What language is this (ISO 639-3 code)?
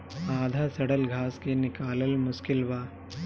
bho